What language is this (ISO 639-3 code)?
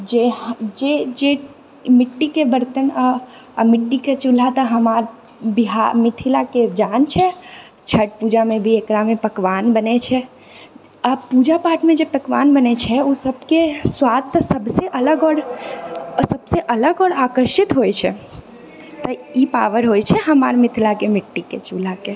mai